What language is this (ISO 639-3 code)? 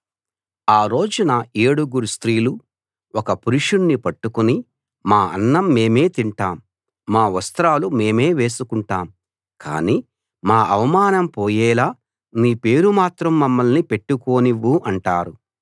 tel